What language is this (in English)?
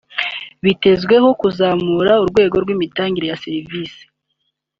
Kinyarwanda